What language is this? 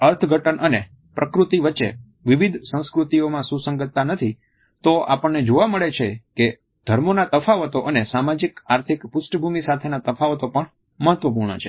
Gujarati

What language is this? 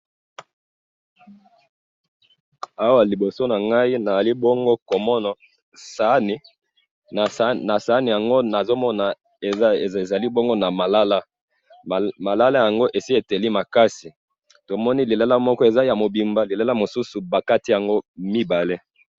Lingala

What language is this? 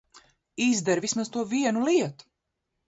Latvian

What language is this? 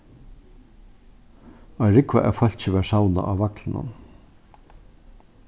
Faroese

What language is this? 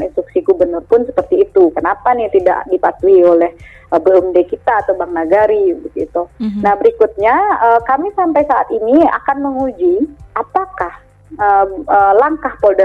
Indonesian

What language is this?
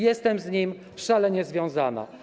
Polish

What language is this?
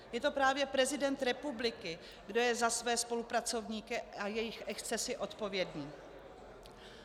Czech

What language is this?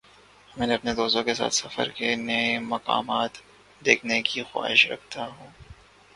Urdu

